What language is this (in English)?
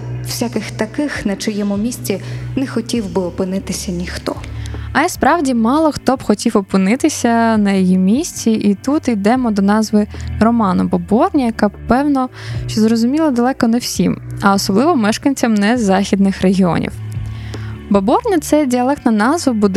Ukrainian